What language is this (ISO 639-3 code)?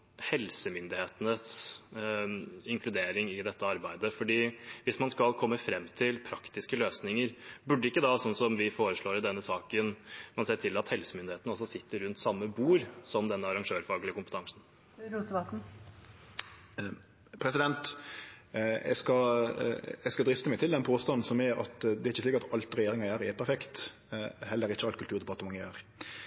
nor